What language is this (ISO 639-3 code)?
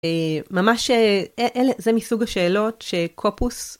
heb